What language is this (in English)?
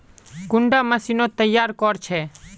Magahi